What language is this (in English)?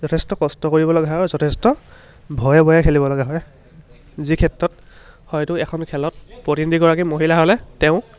Assamese